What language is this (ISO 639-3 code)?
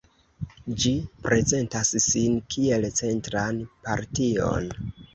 epo